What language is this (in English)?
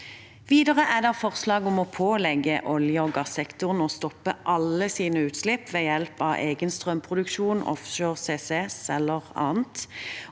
Norwegian